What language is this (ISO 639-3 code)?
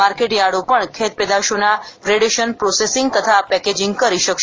guj